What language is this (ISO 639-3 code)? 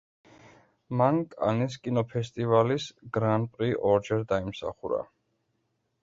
kat